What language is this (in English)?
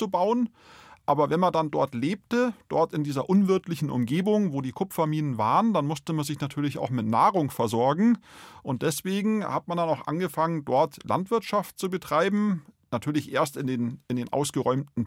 German